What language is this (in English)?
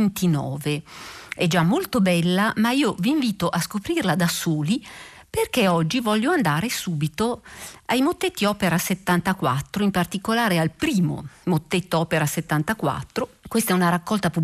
Italian